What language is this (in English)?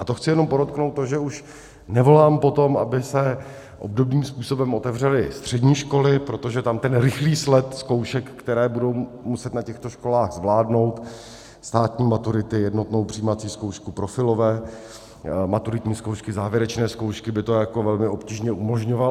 Czech